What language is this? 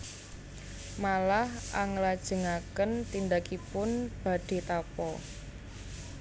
Javanese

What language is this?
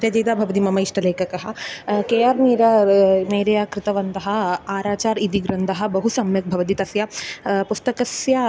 Sanskrit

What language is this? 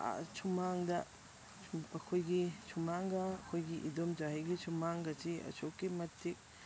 Manipuri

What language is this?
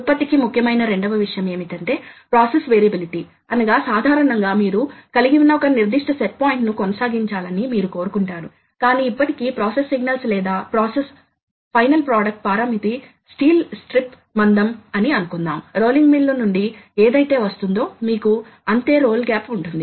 Telugu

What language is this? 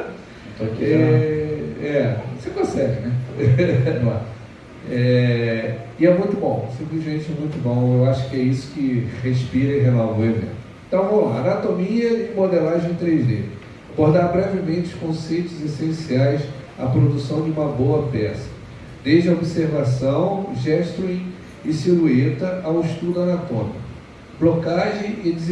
Portuguese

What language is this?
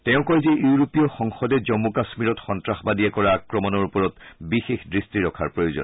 Assamese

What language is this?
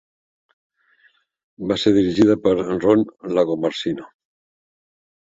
Catalan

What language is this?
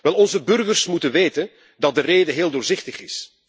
Dutch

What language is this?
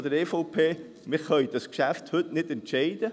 Swiss German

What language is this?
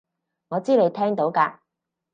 Cantonese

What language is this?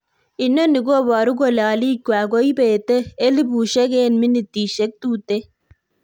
Kalenjin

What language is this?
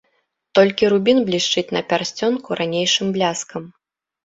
Belarusian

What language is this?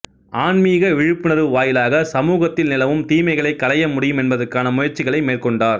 Tamil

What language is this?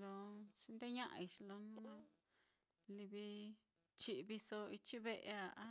Mitlatongo Mixtec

